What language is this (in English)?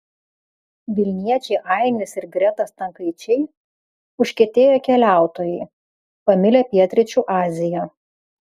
Lithuanian